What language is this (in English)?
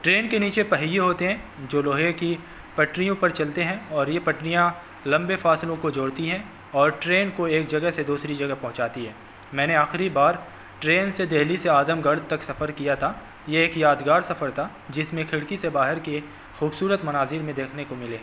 Urdu